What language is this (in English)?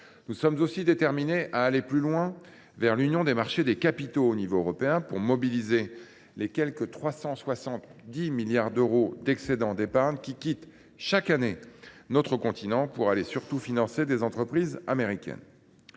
French